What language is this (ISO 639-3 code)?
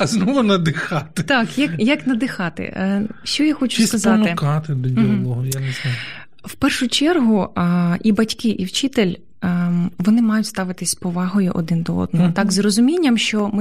ukr